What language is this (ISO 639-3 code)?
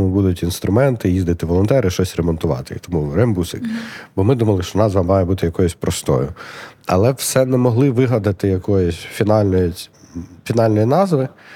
ukr